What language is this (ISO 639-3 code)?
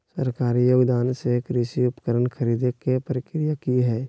mag